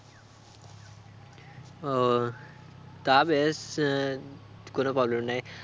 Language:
Bangla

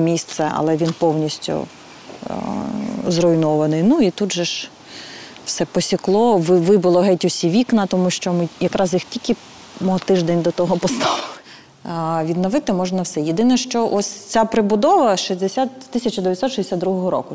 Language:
Ukrainian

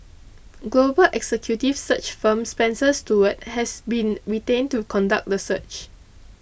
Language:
English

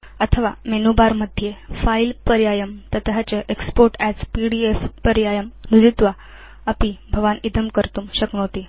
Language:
Sanskrit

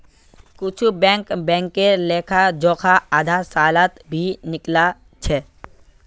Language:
Magahi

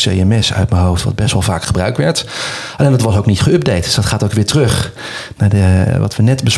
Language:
Dutch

